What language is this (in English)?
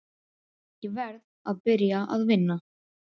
Icelandic